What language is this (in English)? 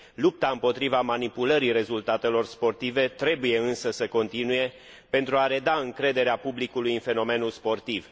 Romanian